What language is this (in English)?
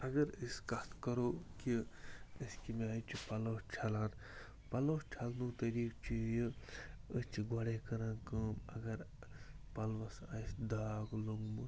Kashmiri